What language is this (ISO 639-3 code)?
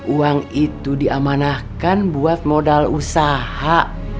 ind